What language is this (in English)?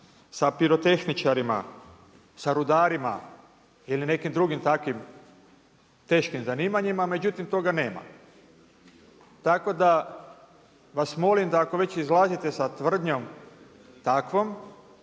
Croatian